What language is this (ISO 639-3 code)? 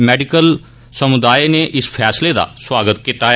doi